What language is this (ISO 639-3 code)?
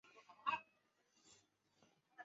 zho